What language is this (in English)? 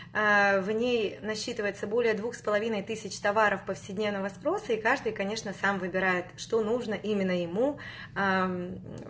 Russian